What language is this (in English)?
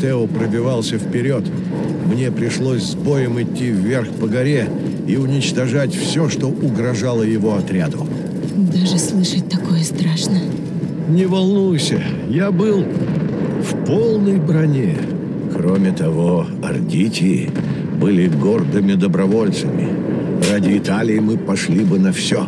Russian